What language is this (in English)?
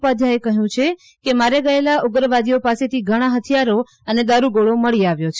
Gujarati